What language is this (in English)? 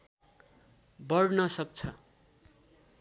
Nepali